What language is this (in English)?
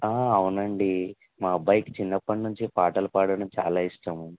Telugu